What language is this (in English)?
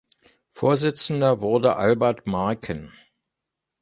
German